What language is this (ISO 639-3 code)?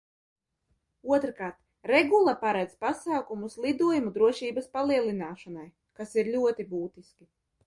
lav